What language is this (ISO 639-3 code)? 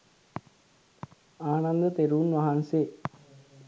sin